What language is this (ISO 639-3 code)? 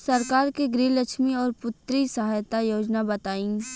bho